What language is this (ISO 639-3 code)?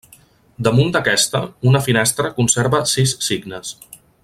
cat